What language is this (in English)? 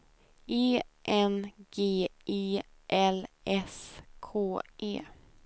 Swedish